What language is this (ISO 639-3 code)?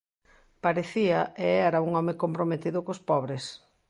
glg